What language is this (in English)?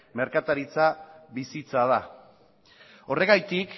Basque